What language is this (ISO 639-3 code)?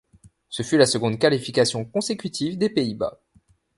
fra